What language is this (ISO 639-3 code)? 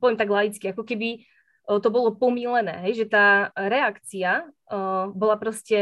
slk